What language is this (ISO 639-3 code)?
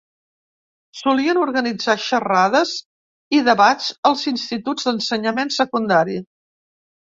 cat